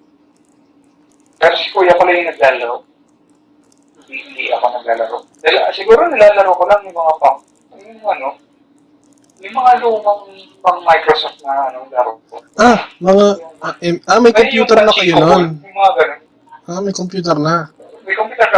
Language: Filipino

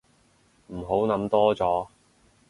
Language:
Cantonese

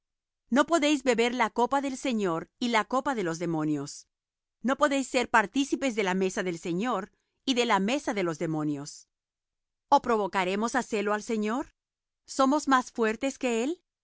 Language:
Spanish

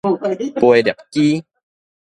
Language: Min Nan Chinese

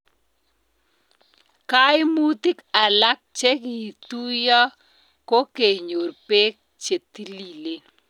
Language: Kalenjin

